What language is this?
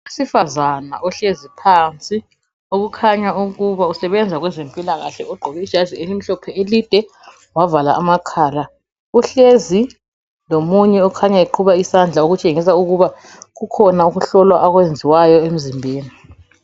North Ndebele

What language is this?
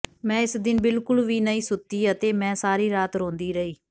Punjabi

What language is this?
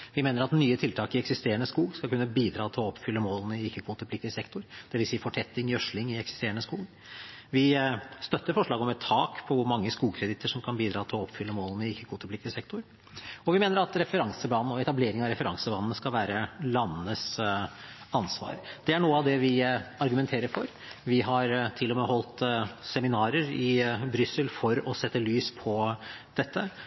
Norwegian Bokmål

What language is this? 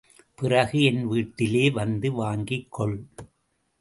Tamil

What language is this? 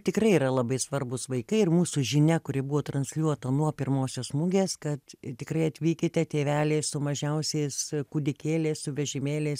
Lithuanian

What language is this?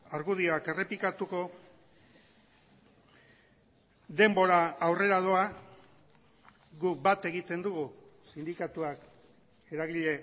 Basque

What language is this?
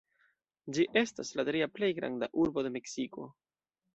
Esperanto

